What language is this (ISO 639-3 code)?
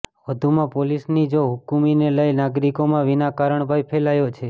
guj